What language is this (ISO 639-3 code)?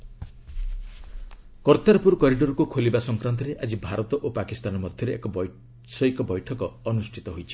ori